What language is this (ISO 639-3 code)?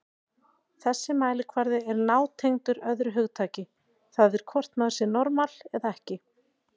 isl